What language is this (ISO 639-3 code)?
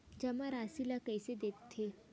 hne